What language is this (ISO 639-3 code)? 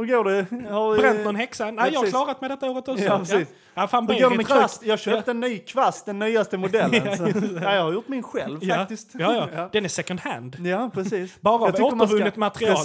swe